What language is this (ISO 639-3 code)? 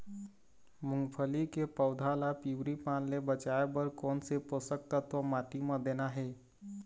hne